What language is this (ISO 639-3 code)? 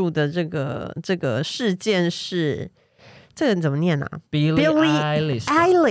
zho